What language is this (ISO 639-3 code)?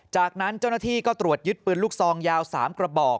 tha